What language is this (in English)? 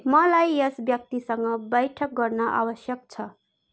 Nepali